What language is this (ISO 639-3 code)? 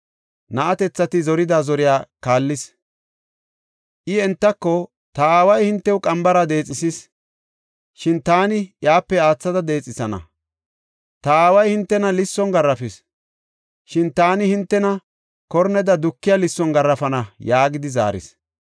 gof